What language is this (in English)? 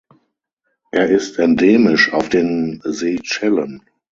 German